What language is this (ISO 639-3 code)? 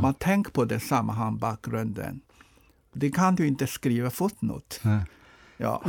swe